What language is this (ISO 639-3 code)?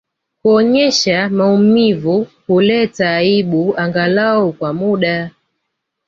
swa